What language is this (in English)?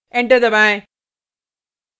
Hindi